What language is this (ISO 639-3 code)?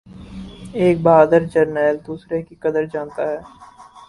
urd